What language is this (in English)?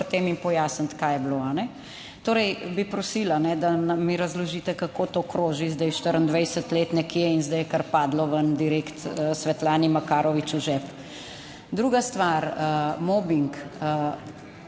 Slovenian